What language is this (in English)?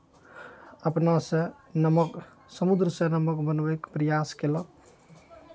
Maithili